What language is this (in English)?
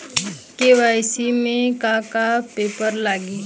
Bhojpuri